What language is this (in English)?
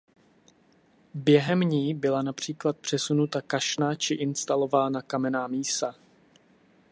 Czech